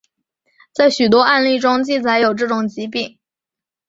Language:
Chinese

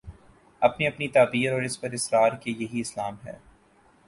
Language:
Urdu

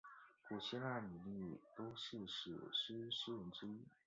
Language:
Chinese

